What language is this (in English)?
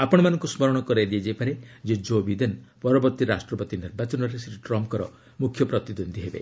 Odia